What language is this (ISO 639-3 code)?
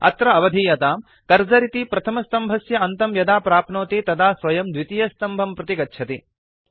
san